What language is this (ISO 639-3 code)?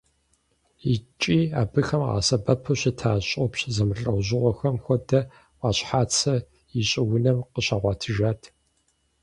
kbd